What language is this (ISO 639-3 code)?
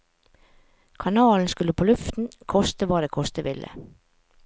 nor